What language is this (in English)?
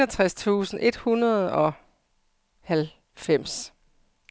Danish